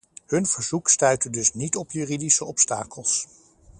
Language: Dutch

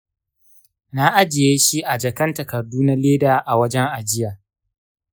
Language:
Hausa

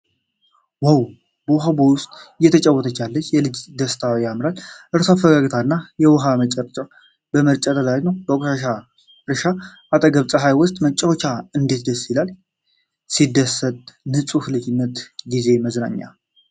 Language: Amharic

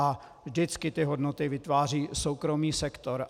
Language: Czech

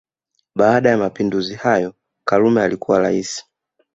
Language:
Swahili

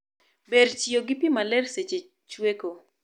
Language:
Luo (Kenya and Tanzania)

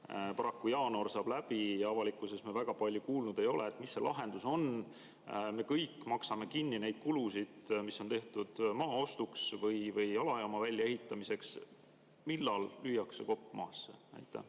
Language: Estonian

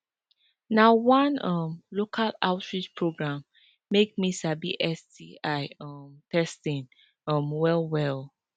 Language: Nigerian Pidgin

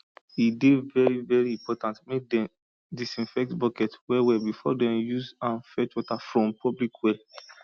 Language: Nigerian Pidgin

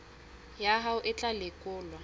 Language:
Southern Sotho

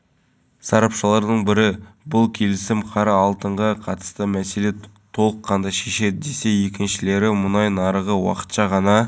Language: Kazakh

